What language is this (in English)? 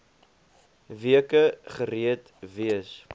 Afrikaans